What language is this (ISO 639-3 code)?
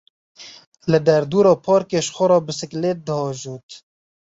kur